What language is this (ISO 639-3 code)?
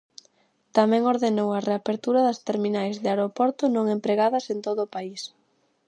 glg